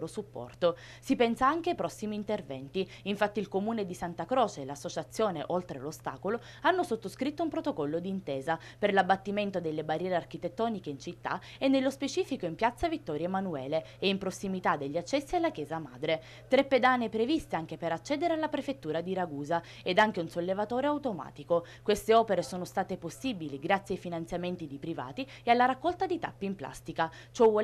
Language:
Italian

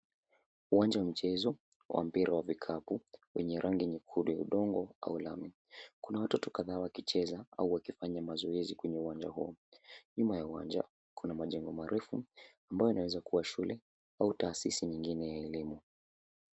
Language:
Swahili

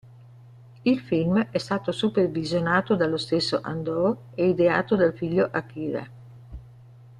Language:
Italian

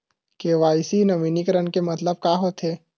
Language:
Chhattisgarhi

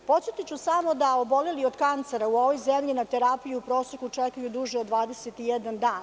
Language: Serbian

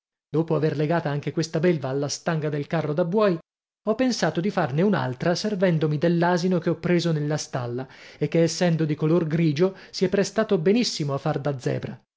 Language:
Italian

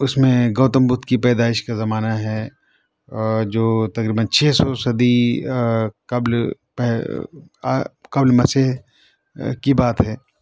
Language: Urdu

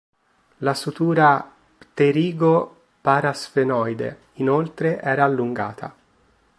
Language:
Italian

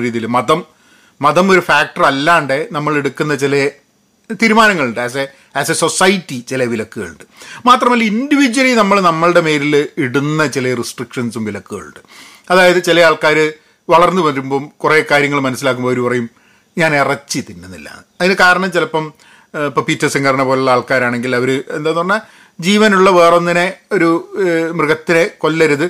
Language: Malayalam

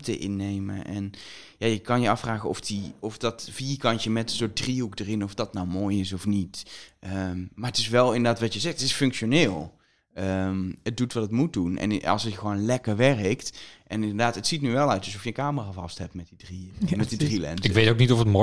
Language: Dutch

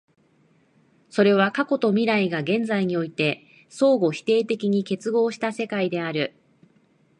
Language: Japanese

